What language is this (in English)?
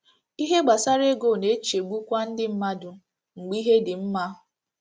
Igbo